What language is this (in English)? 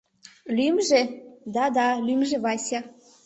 Mari